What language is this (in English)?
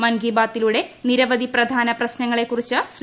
Malayalam